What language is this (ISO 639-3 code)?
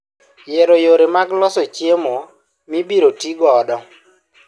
luo